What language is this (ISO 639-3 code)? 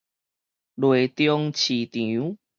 nan